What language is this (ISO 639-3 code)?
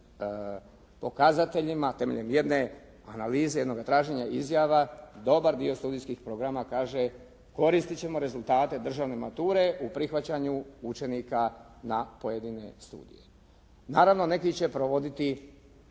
hrv